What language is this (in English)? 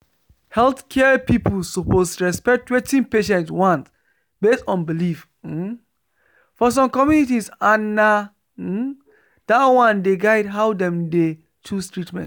Nigerian Pidgin